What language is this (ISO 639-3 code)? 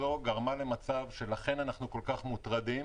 heb